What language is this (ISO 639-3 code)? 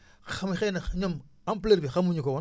wol